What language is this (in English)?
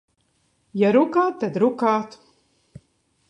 Latvian